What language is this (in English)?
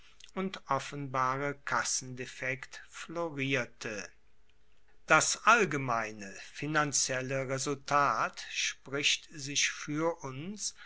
German